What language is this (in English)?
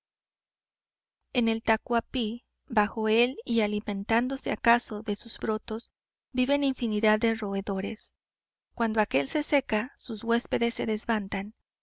Spanish